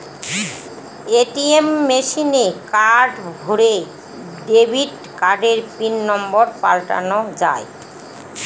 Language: Bangla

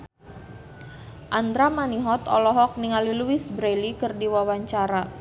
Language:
Sundanese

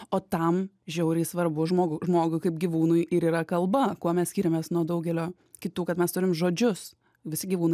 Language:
Lithuanian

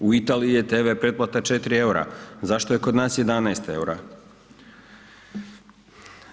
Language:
Croatian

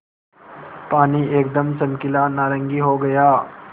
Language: Hindi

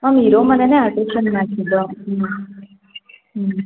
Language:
Kannada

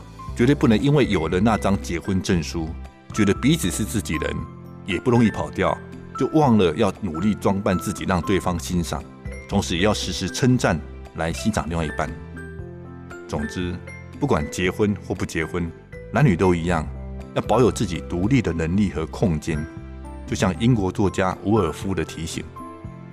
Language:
Chinese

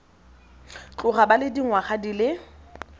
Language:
Tswana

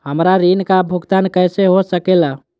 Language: Magahi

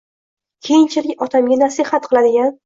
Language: Uzbek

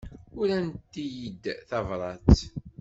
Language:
Kabyle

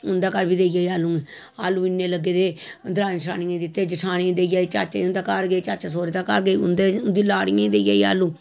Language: Dogri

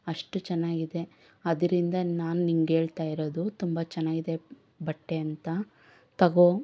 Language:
Kannada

